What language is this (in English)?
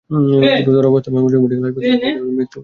Bangla